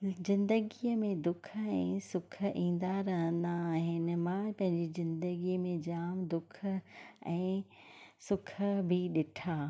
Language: Sindhi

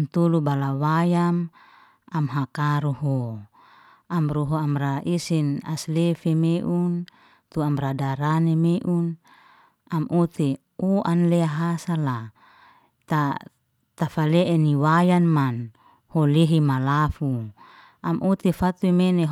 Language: Liana-Seti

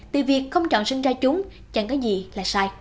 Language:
Vietnamese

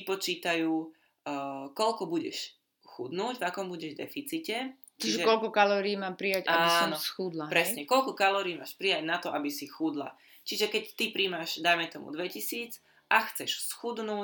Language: Slovak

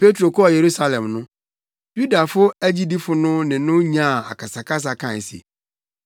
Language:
Akan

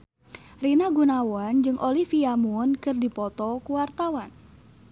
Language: Sundanese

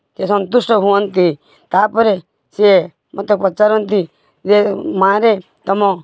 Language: Odia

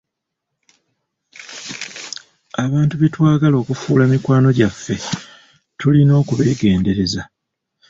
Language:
Ganda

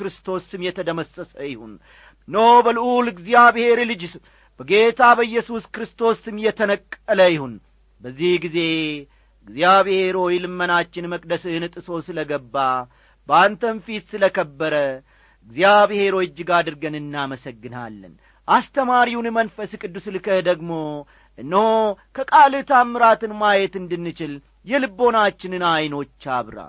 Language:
Amharic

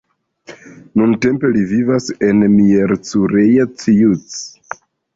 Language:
Esperanto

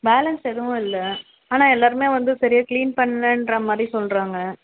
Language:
Tamil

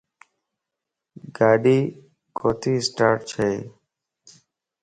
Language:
Lasi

